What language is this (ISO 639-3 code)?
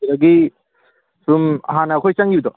mni